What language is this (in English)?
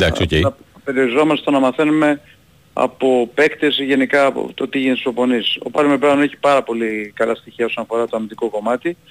Greek